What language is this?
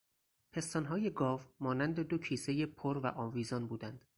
Persian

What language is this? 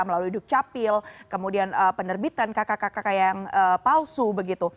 Indonesian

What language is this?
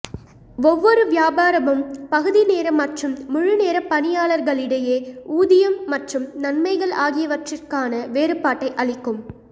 Tamil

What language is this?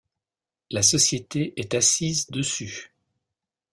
French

